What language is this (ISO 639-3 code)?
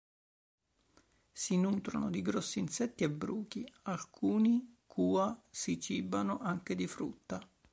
ita